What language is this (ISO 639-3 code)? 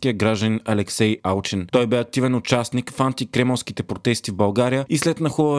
bul